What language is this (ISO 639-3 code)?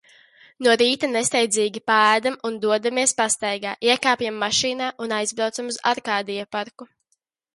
lav